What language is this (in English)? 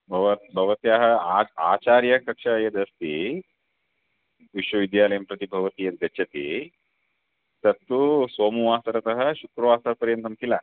Sanskrit